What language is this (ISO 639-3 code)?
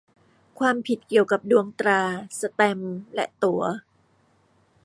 tha